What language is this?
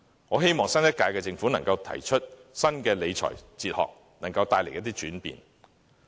Cantonese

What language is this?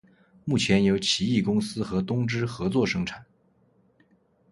Chinese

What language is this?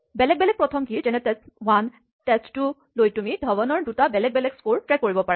Assamese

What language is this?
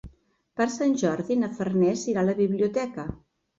Catalan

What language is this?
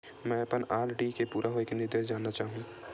Chhattisgarhi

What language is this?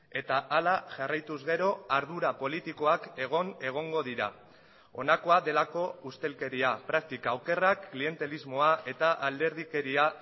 Basque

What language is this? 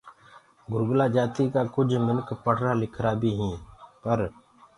Gurgula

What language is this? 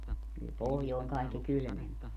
Finnish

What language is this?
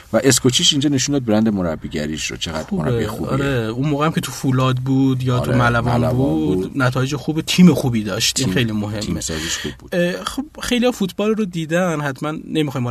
Persian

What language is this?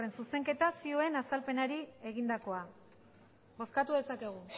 Basque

